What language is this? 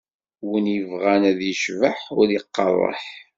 Kabyle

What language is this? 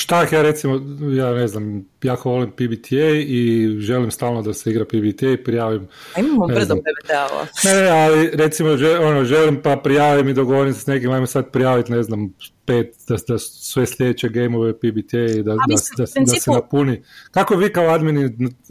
Croatian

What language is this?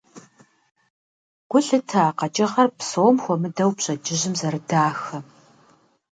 Kabardian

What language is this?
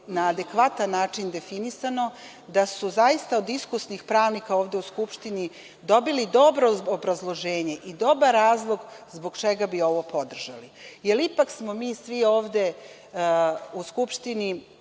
Serbian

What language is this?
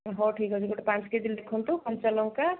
Odia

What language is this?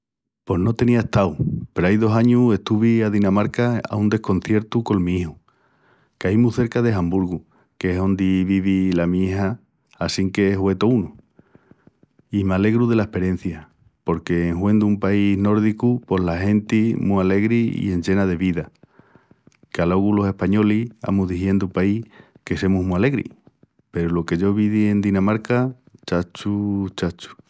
Extremaduran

